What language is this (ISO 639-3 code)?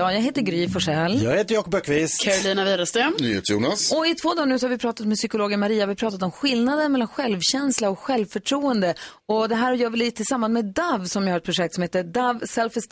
swe